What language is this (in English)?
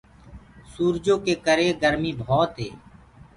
Gurgula